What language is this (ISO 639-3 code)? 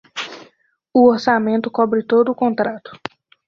por